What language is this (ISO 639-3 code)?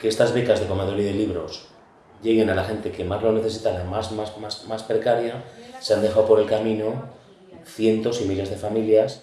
spa